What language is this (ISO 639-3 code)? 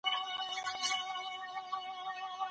pus